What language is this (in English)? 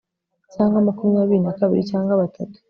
Kinyarwanda